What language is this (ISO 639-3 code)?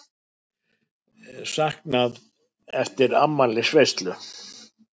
isl